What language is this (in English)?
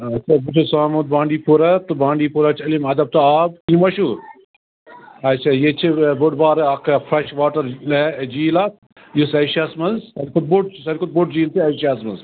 Kashmiri